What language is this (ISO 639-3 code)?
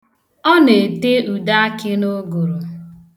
ibo